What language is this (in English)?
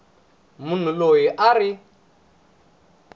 Tsonga